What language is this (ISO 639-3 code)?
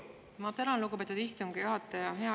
est